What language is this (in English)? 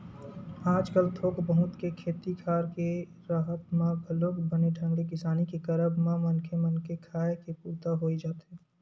Chhattisgarhi